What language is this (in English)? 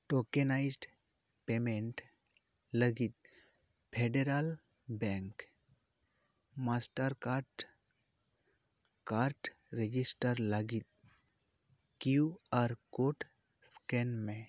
Santali